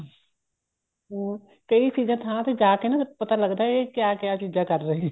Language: Punjabi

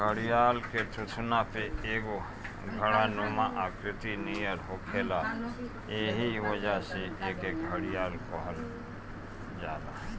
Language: Bhojpuri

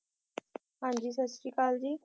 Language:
Punjabi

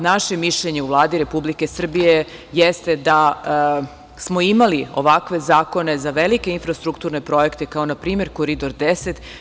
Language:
Serbian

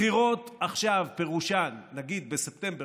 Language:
Hebrew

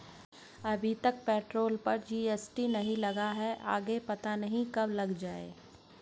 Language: Hindi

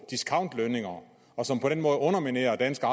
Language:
Danish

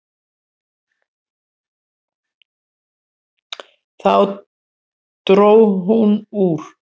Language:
Icelandic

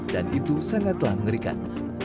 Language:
Indonesian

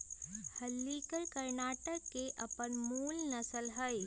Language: Magahi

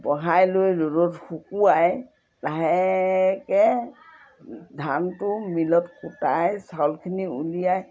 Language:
Assamese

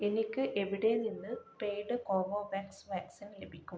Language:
Malayalam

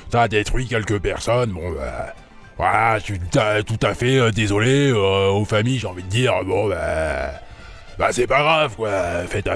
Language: French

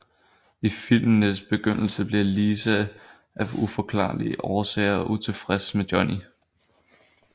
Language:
Danish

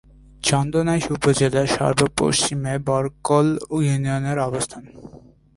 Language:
Bangla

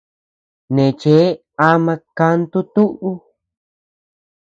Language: Tepeuxila Cuicatec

